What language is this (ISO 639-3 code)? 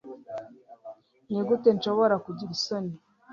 kin